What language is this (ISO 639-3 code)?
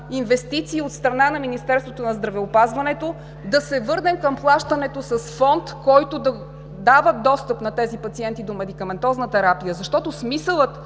bul